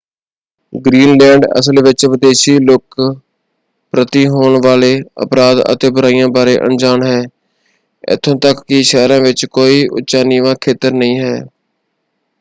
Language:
Punjabi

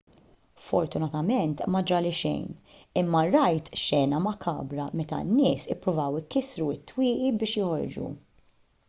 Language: Maltese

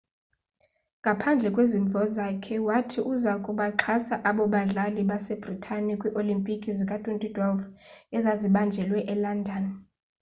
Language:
Xhosa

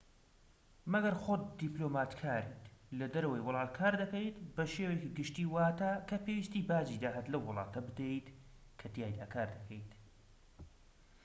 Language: Central Kurdish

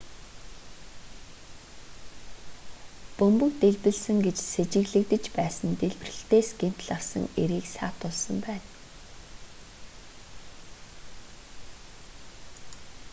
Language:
Mongolian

